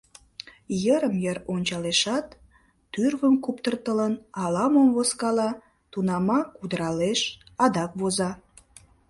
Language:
Mari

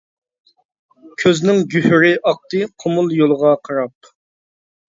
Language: Uyghur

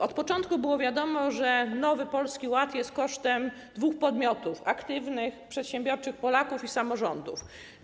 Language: Polish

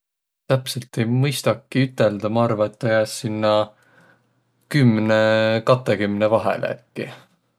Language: Võro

